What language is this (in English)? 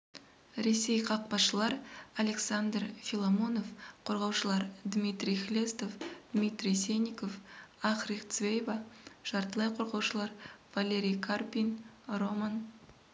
Kazakh